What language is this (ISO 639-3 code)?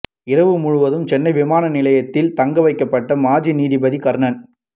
tam